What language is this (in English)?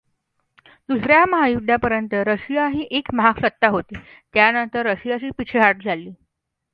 Marathi